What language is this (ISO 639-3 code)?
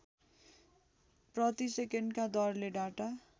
nep